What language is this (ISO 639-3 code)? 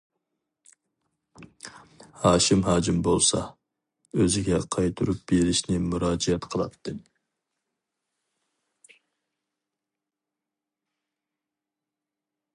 uig